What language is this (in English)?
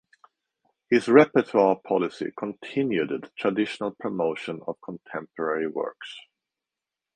English